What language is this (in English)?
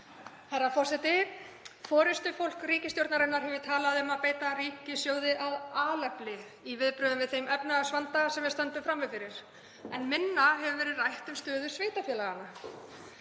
Icelandic